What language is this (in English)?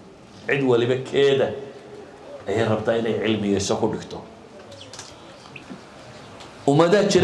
Arabic